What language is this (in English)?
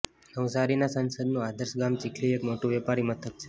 Gujarati